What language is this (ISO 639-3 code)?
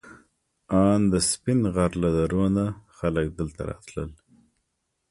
pus